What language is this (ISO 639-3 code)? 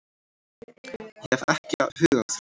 isl